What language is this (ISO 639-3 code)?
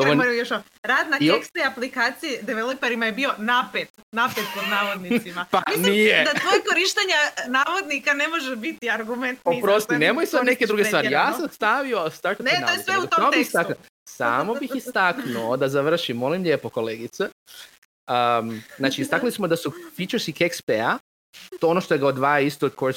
hrv